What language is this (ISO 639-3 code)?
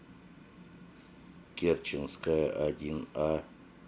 rus